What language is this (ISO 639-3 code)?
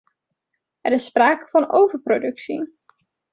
nld